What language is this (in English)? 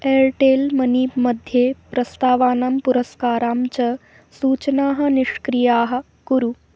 Sanskrit